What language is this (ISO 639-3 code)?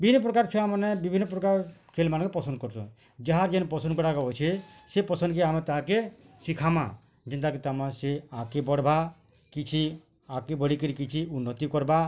ori